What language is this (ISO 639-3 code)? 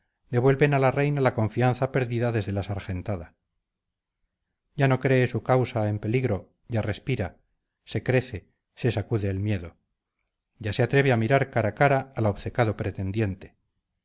spa